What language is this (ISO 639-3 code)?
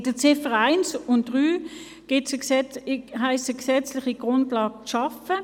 gsw